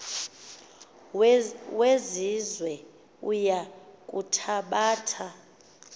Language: Xhosa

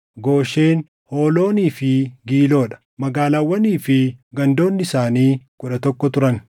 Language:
Oromo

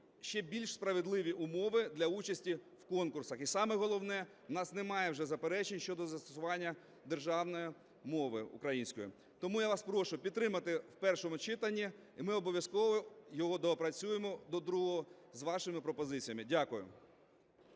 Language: Ukrainian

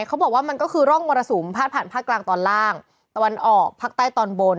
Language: Thai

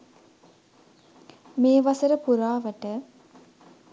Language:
Sinhala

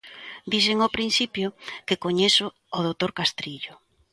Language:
Galician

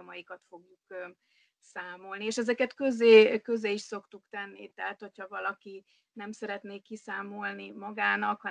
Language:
Hungarian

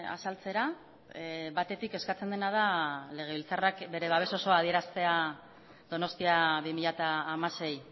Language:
Basque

